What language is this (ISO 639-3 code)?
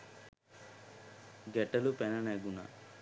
sin